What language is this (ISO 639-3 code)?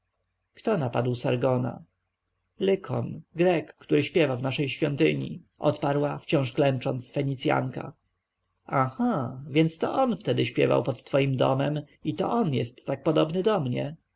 pol